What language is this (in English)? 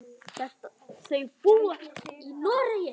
Icelandic